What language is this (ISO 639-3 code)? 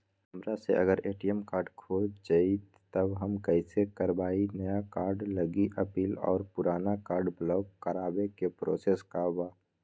mag